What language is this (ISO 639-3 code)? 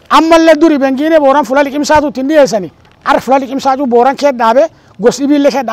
ara